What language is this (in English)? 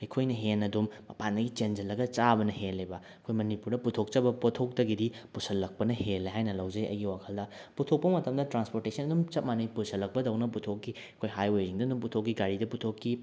Manipuri